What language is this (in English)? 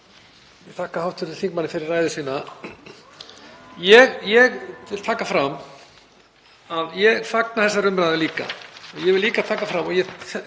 Icelandic